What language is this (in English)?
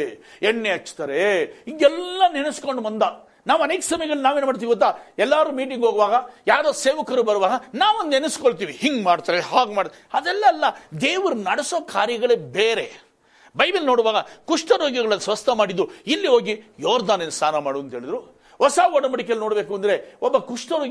Kannada